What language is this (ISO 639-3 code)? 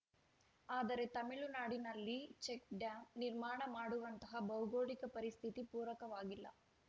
kan